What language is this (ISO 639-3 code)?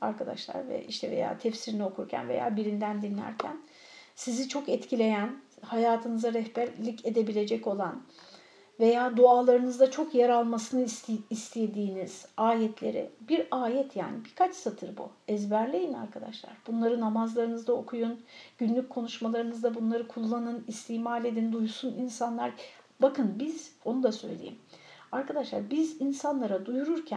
tur